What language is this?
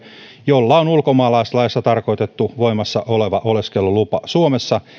Finnish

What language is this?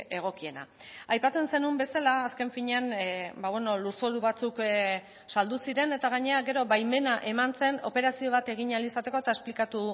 Basque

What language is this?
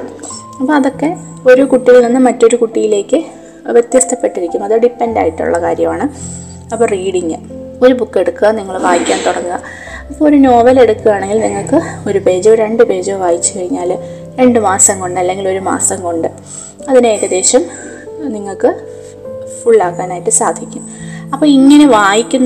Malayalam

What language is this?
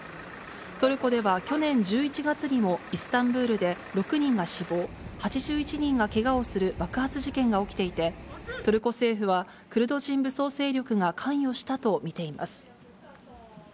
Japanese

